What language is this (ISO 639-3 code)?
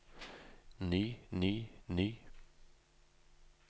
nor